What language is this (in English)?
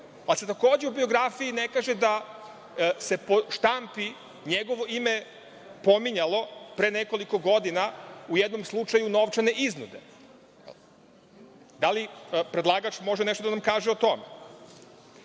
Serbian